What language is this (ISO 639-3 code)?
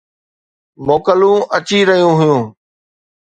snd